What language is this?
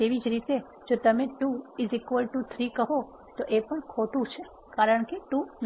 Gujarati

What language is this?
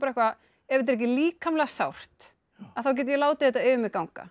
Icelandic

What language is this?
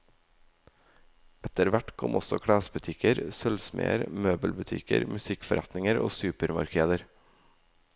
Norwegian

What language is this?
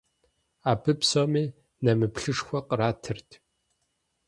Kabardian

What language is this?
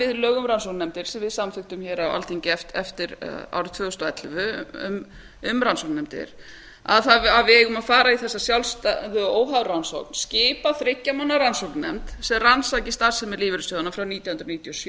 Icelandic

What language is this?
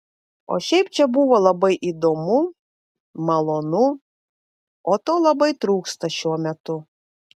Lithuanian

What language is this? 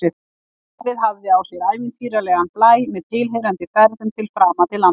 Icelandic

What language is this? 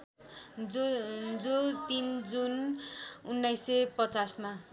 Nepali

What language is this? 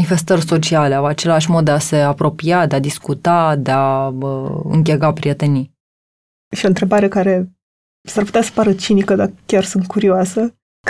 Romanian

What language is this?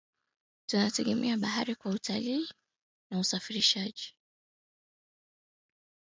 Swahili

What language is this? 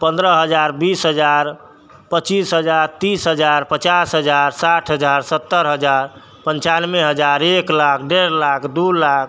Maithili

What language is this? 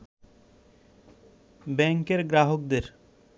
Bangla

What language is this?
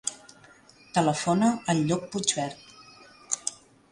Catalan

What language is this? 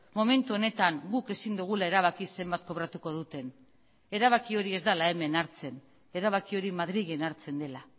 Basque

